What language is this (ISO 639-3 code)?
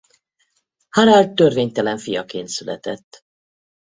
hun